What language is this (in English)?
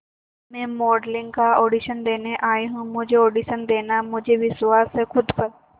Hindi